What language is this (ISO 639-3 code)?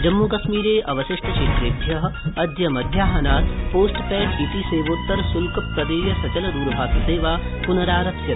san